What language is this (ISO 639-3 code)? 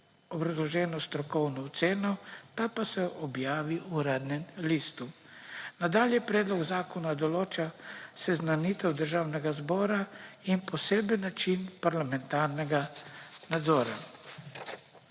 slv